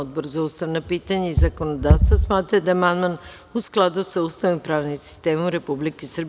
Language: Serbian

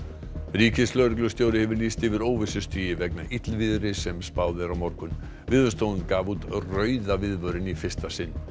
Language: Icelandic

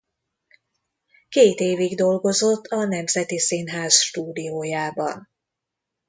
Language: Hungarian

